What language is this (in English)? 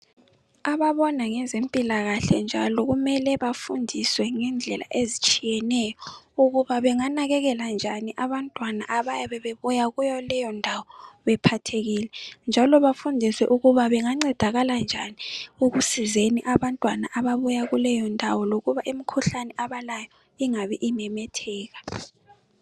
North Ndebele